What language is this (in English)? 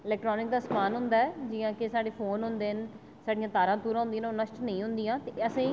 Dogri